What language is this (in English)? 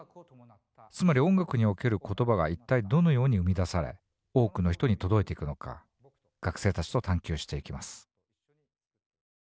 Japanese